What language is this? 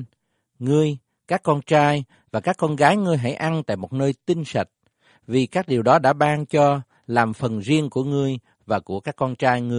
Vietnamese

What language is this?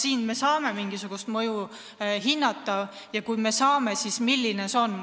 Estonian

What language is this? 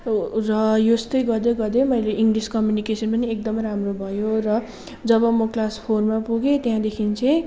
Nepali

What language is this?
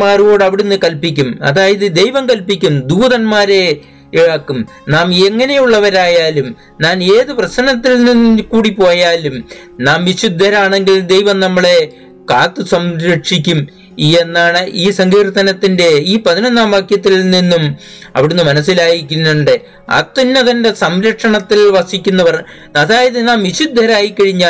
Malayalam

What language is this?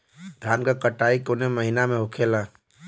Bhojpuri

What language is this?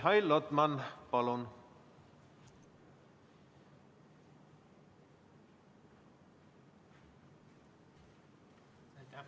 Estonian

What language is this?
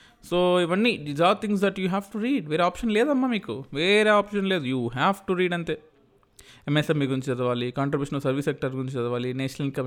Telugu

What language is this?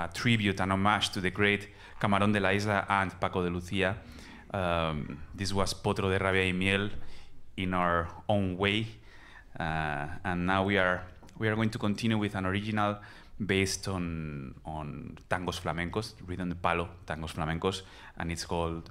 English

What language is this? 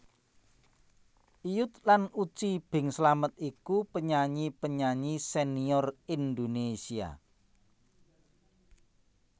Javanese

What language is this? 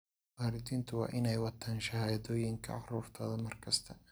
Somali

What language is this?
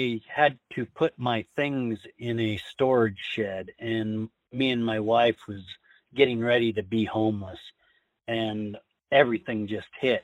English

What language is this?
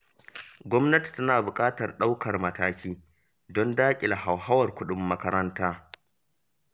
Hausa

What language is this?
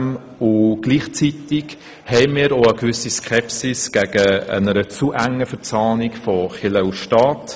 Swiss German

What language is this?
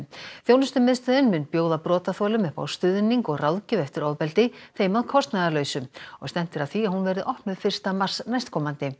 Icelandic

